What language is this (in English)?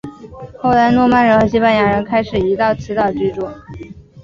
Chinese